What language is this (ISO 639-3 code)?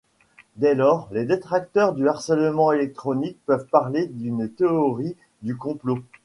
fra